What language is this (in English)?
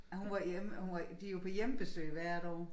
Danish